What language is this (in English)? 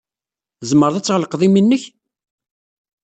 Kabyle